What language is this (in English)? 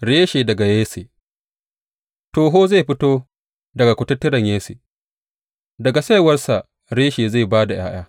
Hausa